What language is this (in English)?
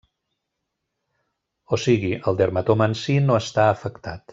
Catalan